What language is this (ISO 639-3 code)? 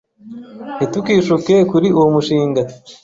kin